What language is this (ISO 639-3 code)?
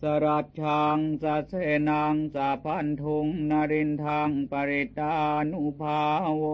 tha